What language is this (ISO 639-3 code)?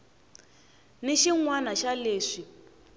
tso